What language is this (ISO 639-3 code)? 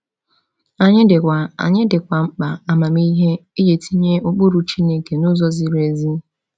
ibo